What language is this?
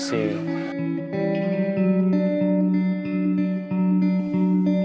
Indonesian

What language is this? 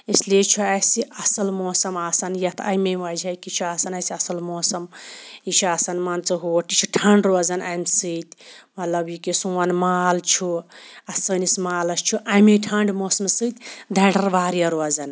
Kashmiri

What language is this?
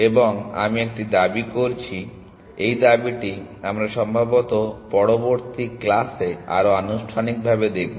Bangla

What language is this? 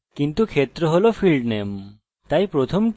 Bangla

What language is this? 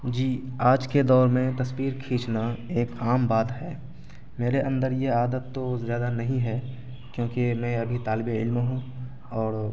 Urdu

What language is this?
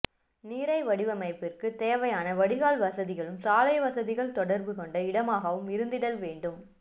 Tamil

